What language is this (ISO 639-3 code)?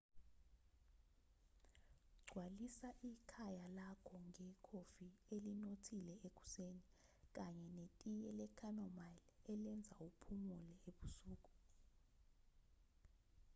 zul